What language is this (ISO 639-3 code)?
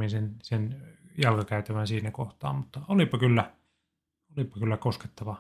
fin